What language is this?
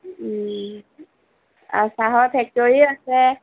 Assamese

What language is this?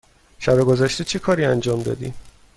Persian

